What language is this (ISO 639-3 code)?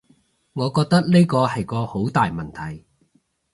yue